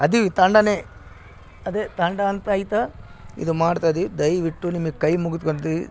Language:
Kannada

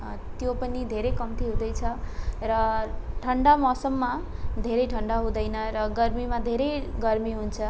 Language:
Nepali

